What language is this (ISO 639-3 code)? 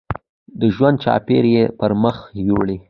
pus